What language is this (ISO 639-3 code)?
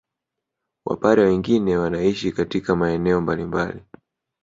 swa